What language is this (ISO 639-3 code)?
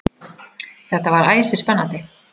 isl